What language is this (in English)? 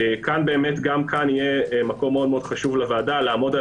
Hebrew